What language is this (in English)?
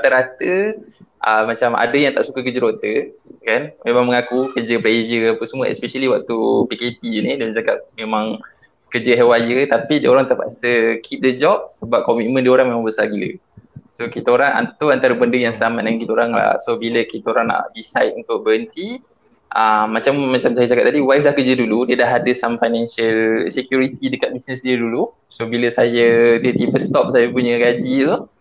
Malay